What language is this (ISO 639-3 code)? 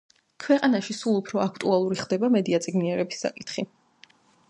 kat